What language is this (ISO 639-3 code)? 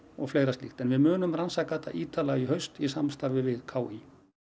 isl